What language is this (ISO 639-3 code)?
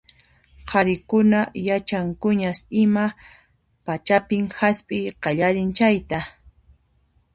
qxp